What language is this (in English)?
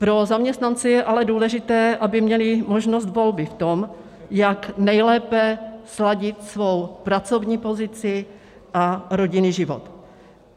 Czech